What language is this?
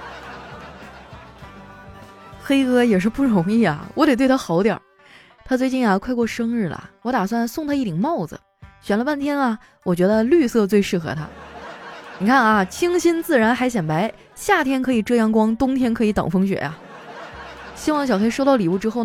Chinese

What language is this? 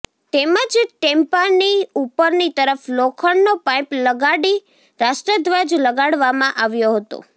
Gujarati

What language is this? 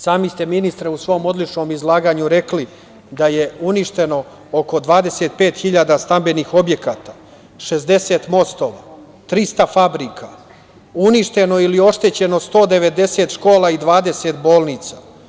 Serbian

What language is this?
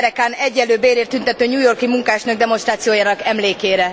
Hungarian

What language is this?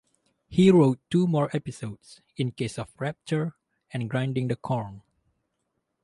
English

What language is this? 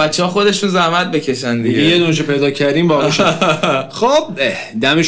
Persian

